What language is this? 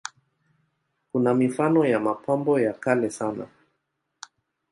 Swahili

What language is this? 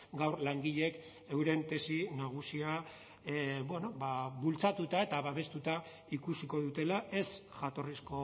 Basque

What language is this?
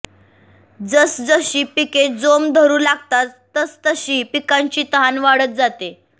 Marathi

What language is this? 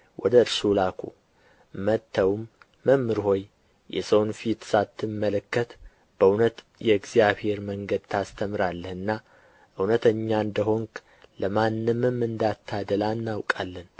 Amharic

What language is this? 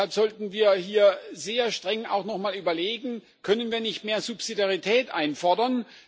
German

